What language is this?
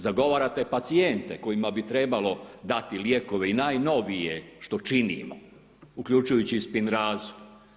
Croatian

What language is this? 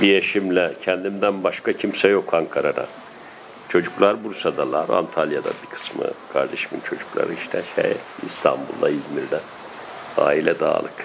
Turkish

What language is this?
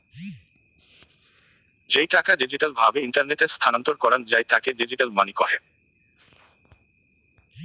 Bangla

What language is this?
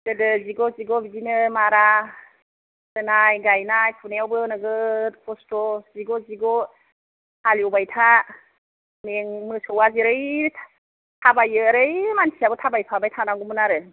Bodo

